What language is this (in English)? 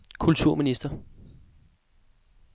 Danish